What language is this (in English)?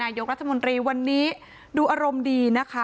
Thai